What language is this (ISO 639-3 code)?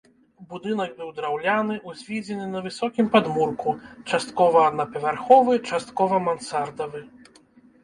bel